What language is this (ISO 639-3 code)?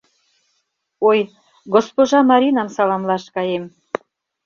chm